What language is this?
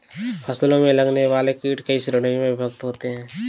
Hindi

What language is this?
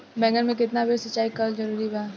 Bhojpuri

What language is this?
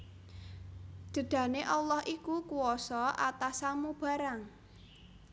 Javanese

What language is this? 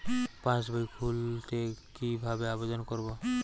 Bangla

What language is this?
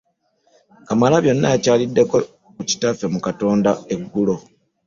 Ganda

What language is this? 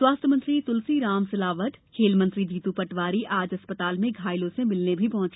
Hindi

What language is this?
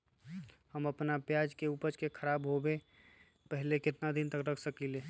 Magahi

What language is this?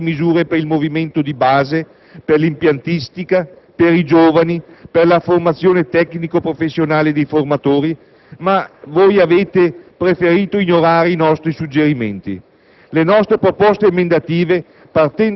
Italian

